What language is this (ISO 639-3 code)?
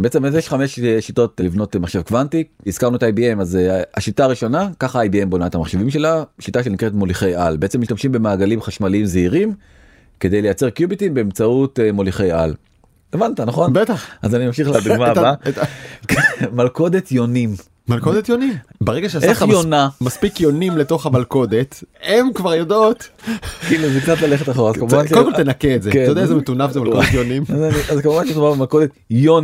heb